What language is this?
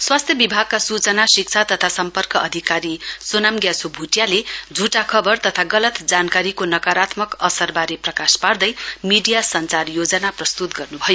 Nepali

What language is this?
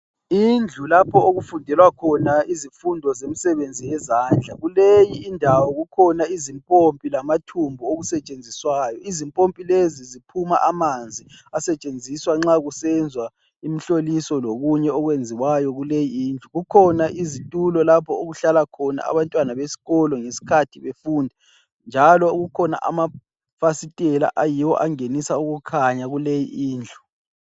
North Ndebele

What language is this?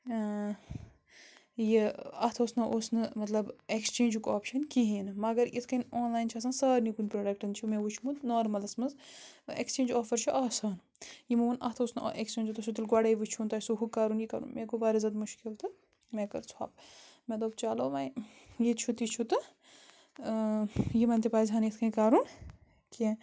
Kashmiri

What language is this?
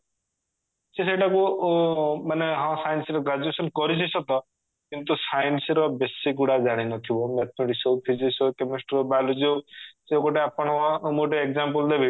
Odia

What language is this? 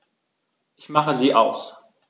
German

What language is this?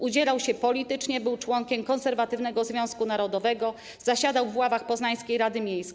Polish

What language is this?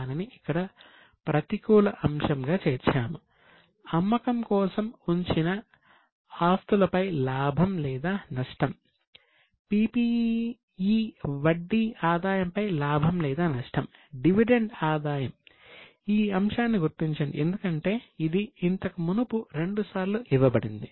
Telugu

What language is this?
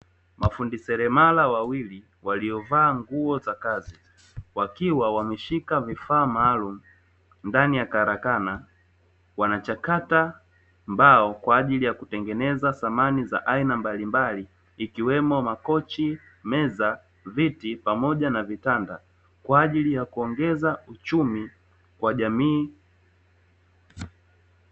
Swahili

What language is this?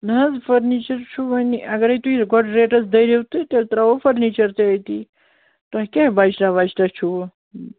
Kashmiri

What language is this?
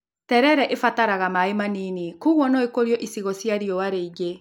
Kikuyu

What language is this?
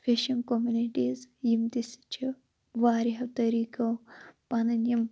Kashmiri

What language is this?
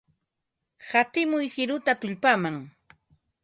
Ambo-Pasco Quechua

